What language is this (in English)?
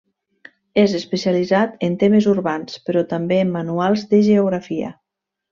Catalan